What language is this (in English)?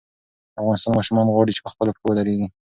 Pashto